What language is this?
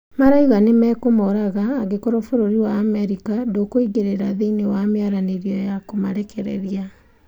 Kikuyu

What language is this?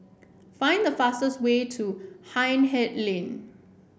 English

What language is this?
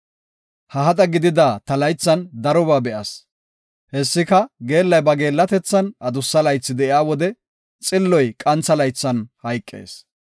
Gofa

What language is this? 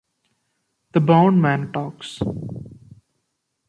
English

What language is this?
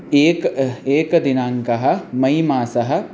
Sanskrit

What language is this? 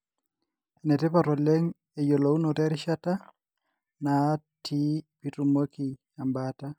Masai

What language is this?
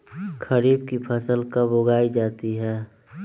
Magahi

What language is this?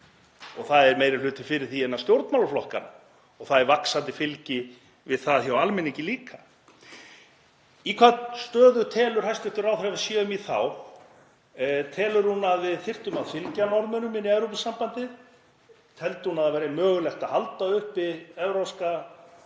Icelandic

